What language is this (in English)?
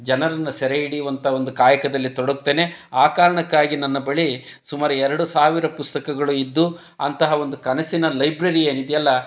Kannada